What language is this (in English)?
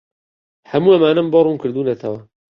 Central Kurdish